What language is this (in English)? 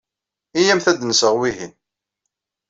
Kabyle